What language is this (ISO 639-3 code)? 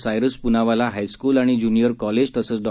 mar